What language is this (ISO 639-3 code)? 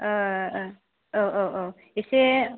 brx